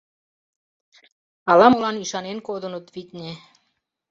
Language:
Mari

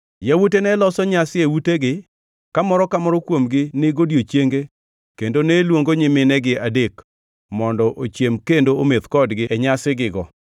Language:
Luo (Kenya and Tanzania)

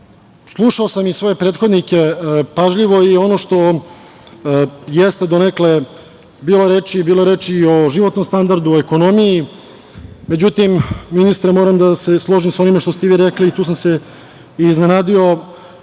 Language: Serbian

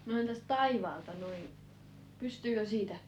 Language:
Finnish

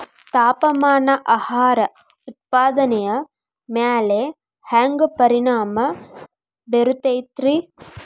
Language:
Kannada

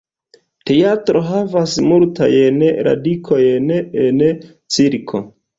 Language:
Esperanto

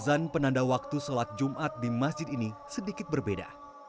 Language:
Indonesian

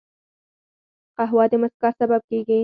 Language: Pashto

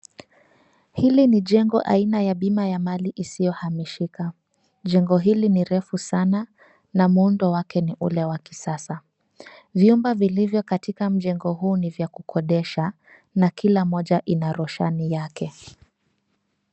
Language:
Swahili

